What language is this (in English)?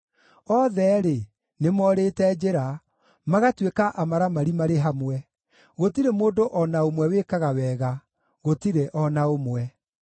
Kikuyu